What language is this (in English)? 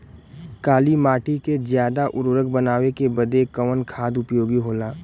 Bhojpuri